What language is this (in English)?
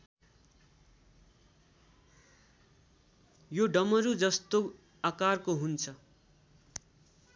Nepali